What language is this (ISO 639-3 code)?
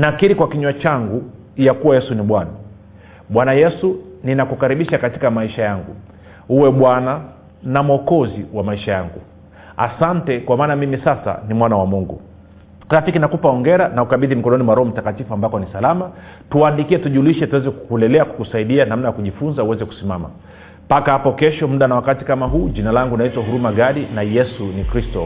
swa